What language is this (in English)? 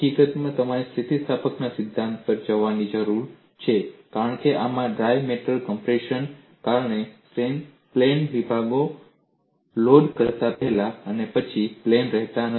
Gujarati